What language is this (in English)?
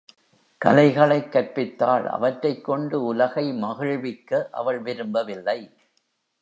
Tamil